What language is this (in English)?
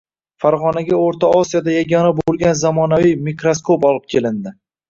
Uzbek